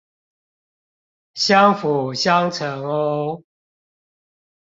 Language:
Chinese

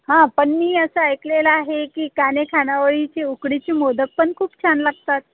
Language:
Marathi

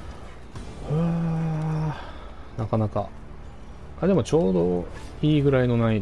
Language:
Japanese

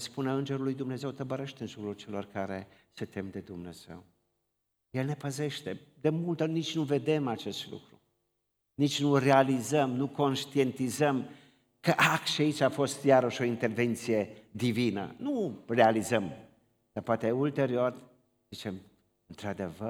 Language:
Romanian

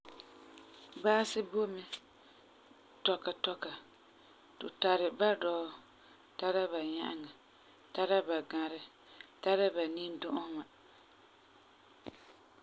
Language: Frafra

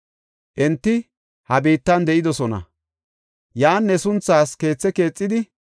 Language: Gofa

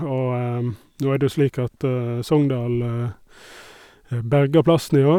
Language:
Norwegian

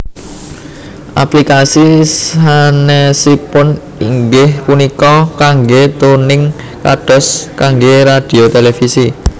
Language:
Javanese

